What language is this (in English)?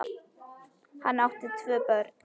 Icelandic